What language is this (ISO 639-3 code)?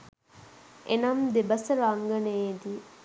sin